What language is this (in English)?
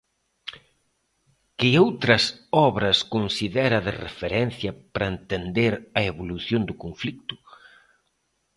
Galician